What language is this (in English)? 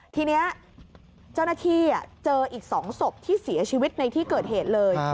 Thai